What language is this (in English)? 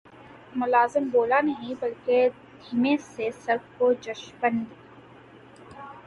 Urdu